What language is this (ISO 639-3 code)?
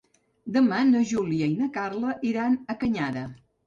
cat